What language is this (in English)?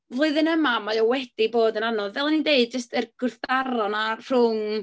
Welsh